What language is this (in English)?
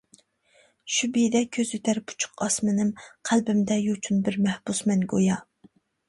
Uyghur